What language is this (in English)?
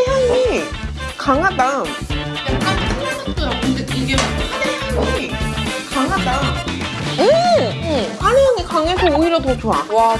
Korean